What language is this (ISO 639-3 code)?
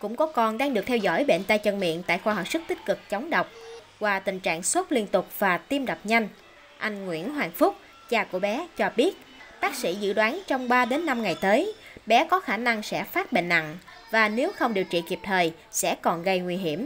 vie